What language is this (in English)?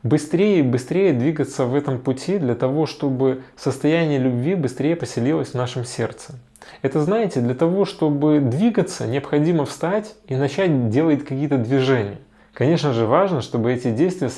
Russian